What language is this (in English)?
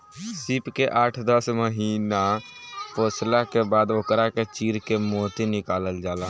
Bhojpuri